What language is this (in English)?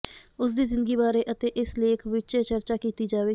Punjabi